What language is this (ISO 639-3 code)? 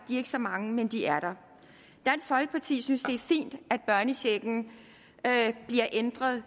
dan